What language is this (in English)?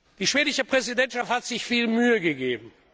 German